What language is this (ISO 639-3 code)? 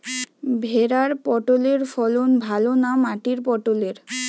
ben